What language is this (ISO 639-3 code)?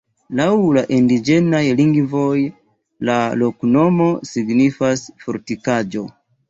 epo